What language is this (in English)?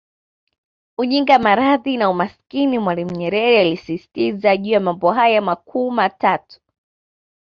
Swahili